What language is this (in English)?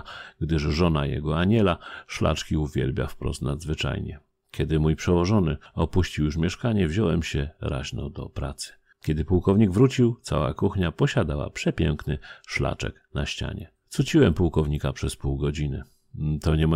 Polish